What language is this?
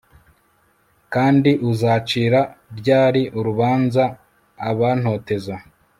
Kinyarwanda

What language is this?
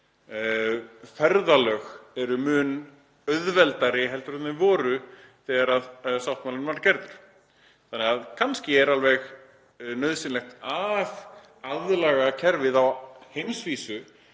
Icelandic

